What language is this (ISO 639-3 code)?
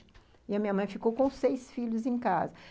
por